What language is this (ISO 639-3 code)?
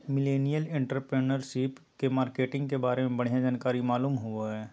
mag